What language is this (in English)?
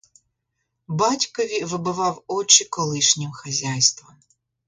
Ukrainian